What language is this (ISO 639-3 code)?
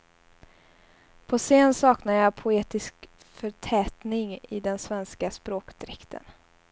swe